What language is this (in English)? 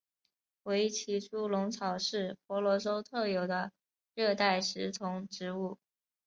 Chinese